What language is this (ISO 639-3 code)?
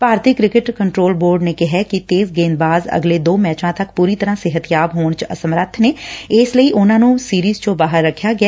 pan